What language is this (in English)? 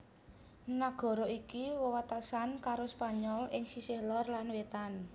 Javanese